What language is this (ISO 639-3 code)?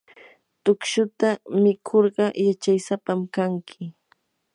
qur